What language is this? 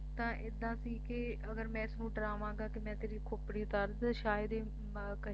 Punjabi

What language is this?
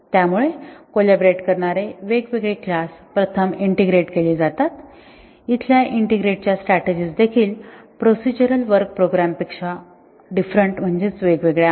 Marathi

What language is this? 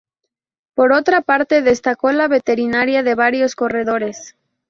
Spanish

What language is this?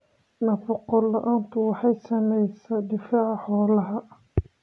Somali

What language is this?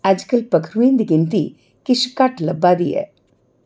Dogri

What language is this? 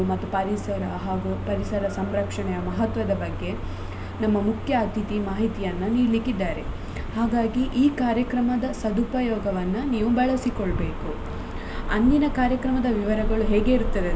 Kannada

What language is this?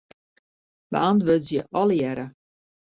Western Frisian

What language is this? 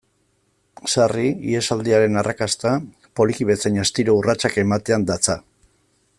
Basque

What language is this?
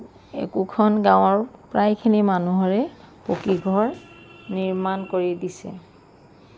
Assamese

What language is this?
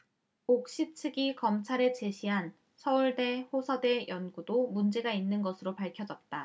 Korean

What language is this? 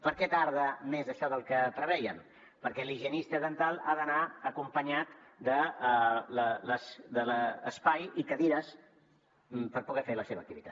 Catalan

